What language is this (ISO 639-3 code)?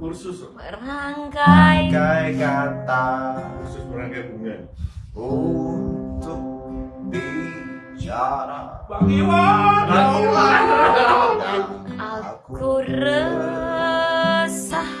ind